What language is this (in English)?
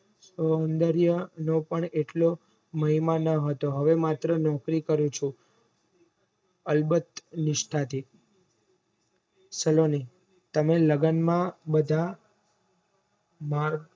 Gujarati